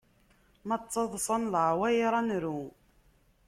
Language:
Kabyle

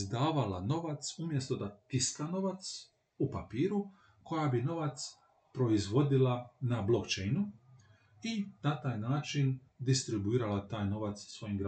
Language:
Croatian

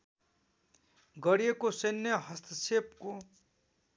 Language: Nepali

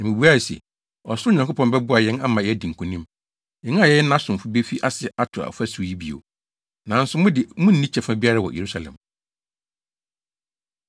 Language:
Akan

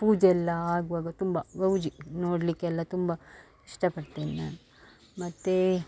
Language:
Kannada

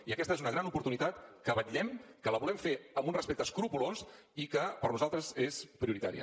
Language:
Catalan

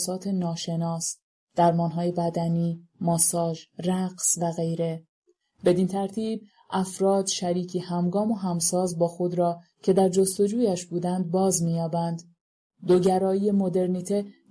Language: Persian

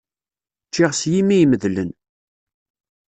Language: Kabyle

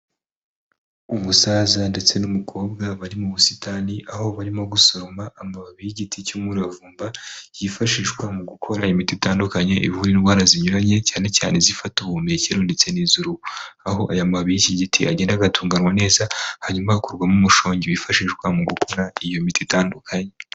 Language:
Kinyarwanda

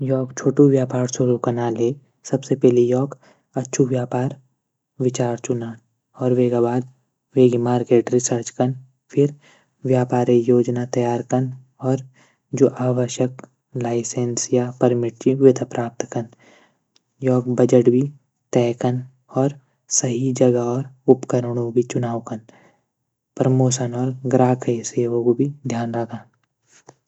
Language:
Garhwali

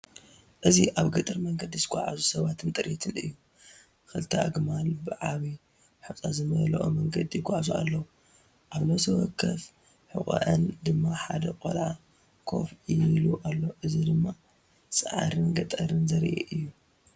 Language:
Tigrinya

